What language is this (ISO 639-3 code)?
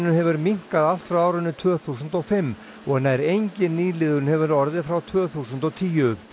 isl